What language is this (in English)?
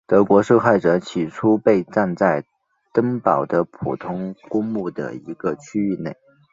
Chinese